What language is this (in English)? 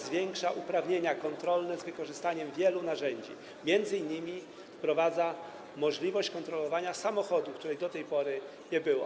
Polish